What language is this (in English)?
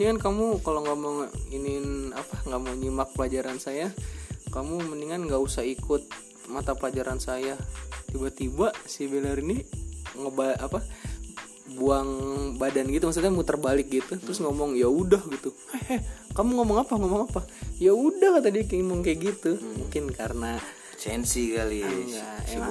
Indonesian